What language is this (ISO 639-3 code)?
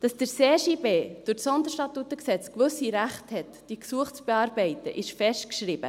gsw